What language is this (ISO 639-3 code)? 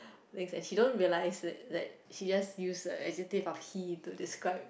eng